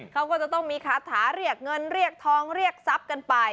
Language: Thai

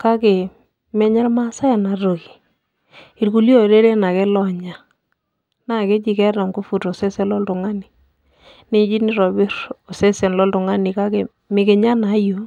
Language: Masai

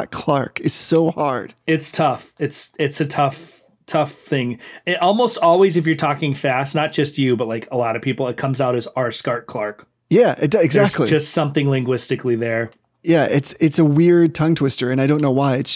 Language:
English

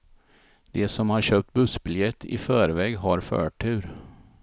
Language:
Swedish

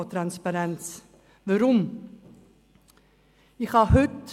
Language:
Swiss German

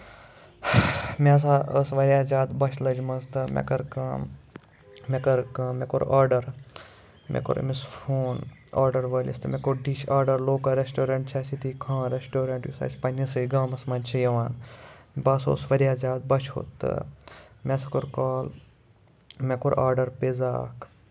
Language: Kashmiri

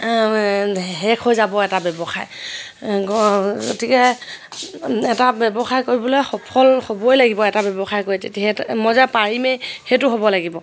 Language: Assamese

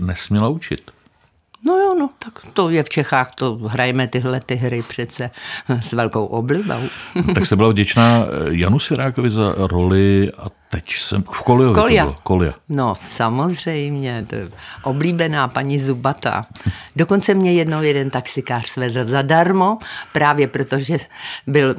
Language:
Czech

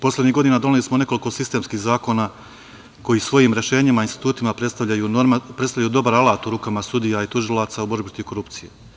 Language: Serbian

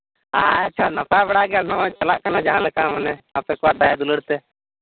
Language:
Santali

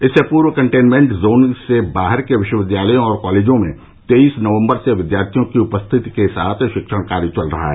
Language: Hindi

